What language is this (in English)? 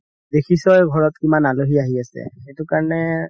Assamese